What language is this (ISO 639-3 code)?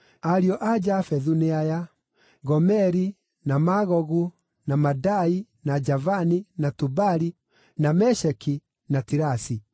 kik